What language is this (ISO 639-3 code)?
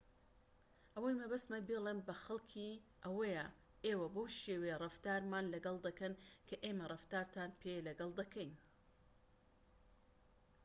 ckb